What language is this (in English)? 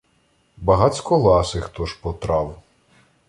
Ukrainian